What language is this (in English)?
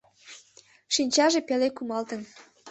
Mari